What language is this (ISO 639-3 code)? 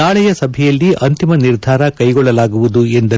kan